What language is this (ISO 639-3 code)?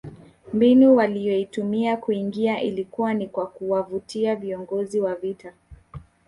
swa